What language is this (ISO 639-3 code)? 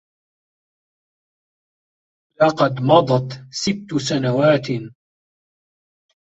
ara